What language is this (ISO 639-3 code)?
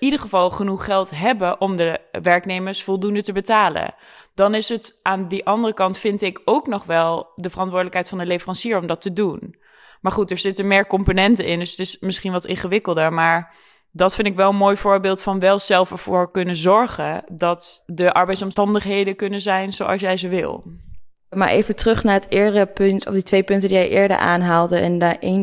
nld